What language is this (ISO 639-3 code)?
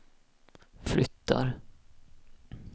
swe